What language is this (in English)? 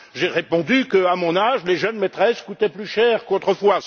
French